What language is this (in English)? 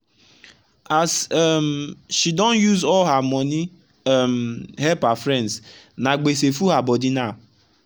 Nigerian Pidgin